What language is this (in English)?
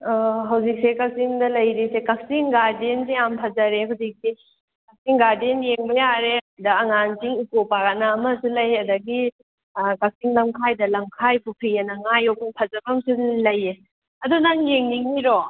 Manipuri